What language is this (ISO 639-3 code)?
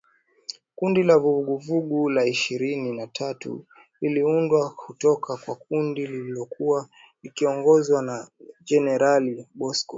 swa